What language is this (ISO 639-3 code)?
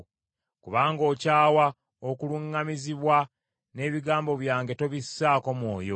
lug